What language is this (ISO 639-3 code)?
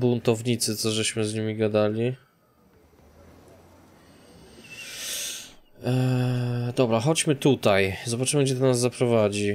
pol